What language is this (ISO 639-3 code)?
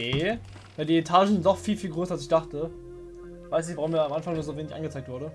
deu